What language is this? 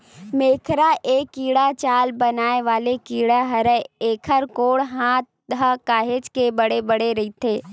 Chhattisgarhi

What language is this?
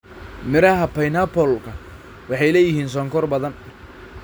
Somali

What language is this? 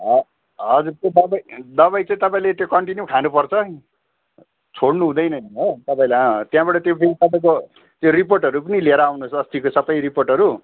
Nepali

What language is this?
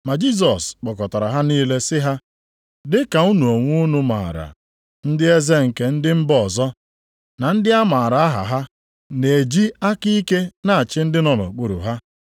Igbo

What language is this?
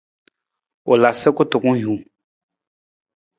Nawdm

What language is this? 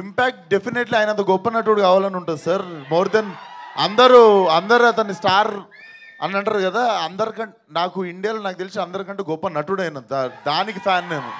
Telugu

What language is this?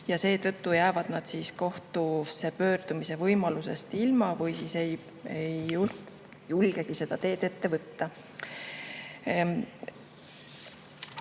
Estonian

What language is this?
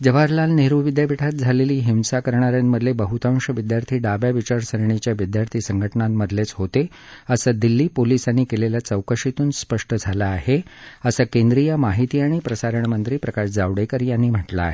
Marathi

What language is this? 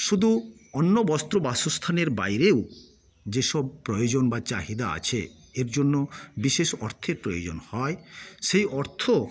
Bangla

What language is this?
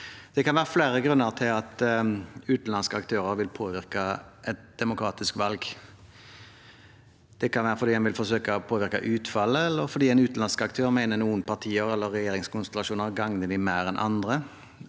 Norwegian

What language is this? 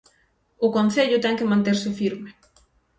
Galician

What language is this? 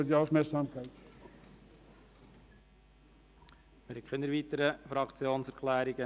Swiss German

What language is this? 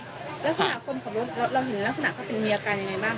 Thai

